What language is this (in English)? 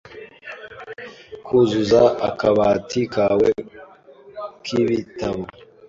Kinyarwanda